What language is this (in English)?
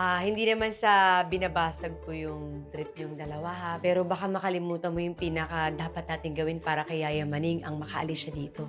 Filipino